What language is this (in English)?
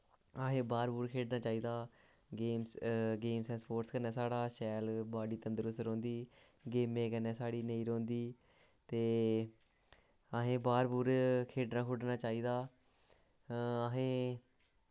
Dogri